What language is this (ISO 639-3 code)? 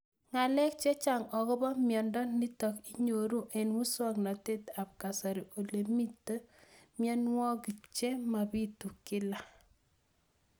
kln